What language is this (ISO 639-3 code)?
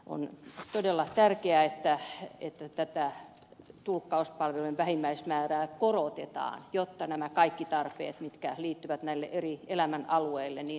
fin